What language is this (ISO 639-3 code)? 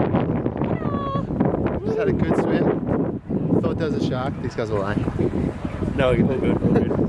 eng